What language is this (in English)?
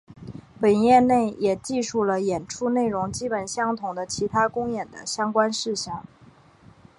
Chinese